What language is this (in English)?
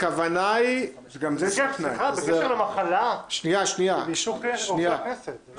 Hebrew